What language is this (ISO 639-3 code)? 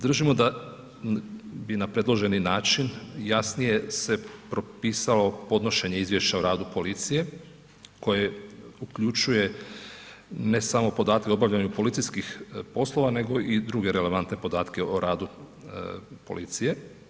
hrv